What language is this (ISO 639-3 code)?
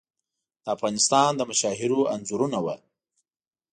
pus